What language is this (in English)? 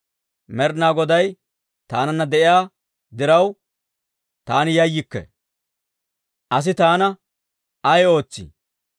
Dawro